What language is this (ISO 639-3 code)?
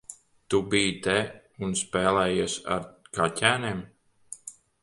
lav